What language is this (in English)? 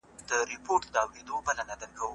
Pashto